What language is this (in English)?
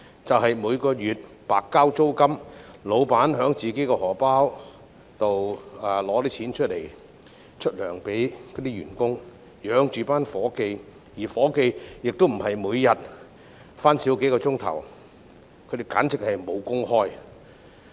Cantonese